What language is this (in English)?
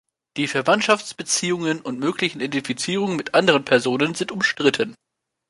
German